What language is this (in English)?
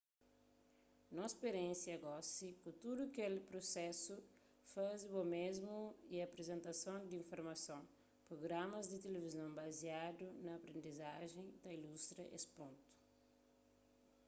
Kabuverdianu